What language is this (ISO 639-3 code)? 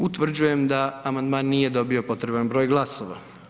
hrv